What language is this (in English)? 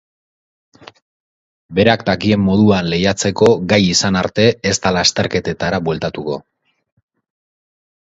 Basque